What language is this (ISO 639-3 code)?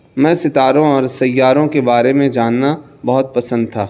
urd